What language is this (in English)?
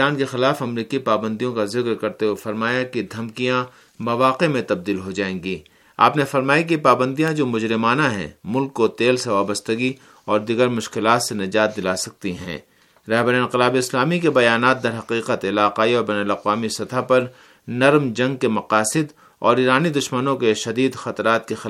Urdu